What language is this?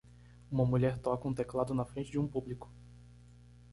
Portuguese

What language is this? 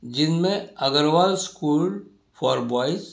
Urdu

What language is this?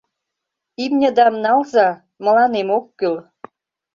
Mari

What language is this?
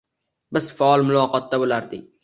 Uzbek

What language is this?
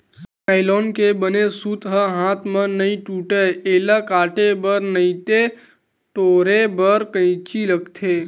Chhattisgarhi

